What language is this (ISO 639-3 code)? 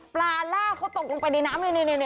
tha